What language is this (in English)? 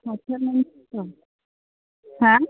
Bodo